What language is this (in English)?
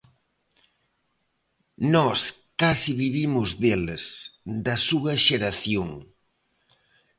Galician